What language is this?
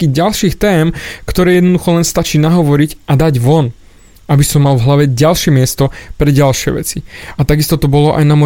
Slovak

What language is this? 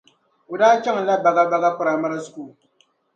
Dagbani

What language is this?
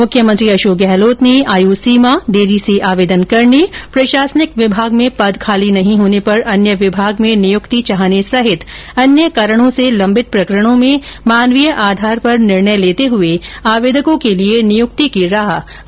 Hindi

